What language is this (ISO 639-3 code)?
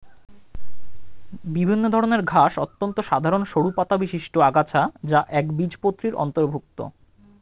ben